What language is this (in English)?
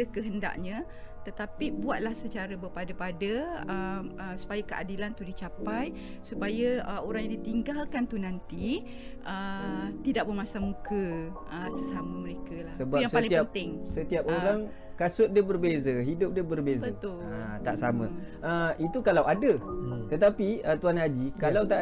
Malay